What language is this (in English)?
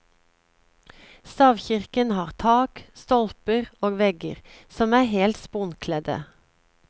Norwegian